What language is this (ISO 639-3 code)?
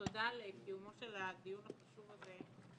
heb